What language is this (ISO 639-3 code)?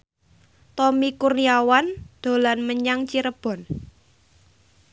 jav